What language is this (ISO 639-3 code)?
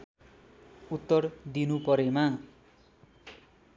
nep